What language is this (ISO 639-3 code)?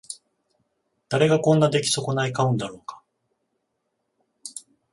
jpn